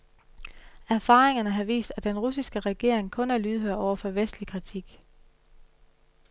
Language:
Danish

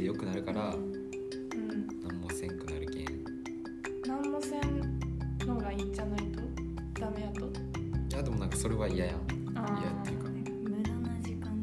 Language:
Japanese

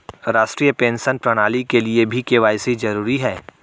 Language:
Hindi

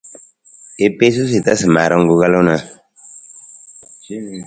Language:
Nawdm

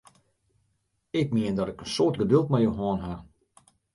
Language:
Western Frisian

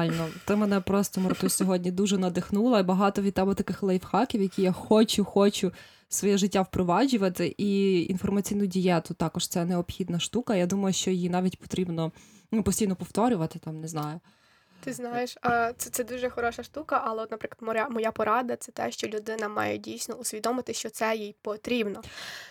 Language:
Ukrainian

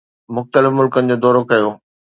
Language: Sindhi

